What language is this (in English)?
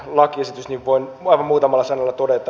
Finnish